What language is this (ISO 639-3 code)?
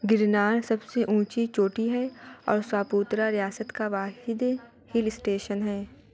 urd